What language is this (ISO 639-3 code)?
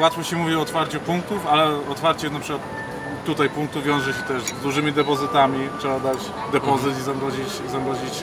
pol